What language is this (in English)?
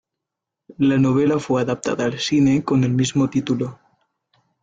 Spanish